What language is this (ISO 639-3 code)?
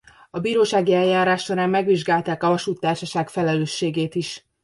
hun